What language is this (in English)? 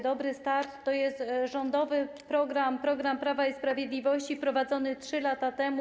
Polish